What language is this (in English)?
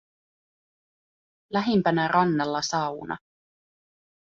Finnish